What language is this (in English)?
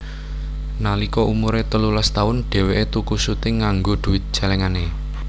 Javanese